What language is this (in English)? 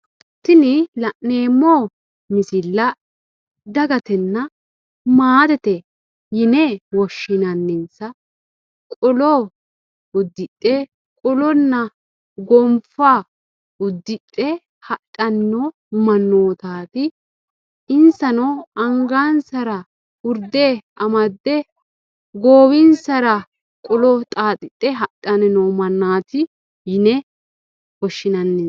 Sidamo